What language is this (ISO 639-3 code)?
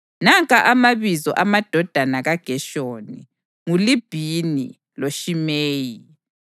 nde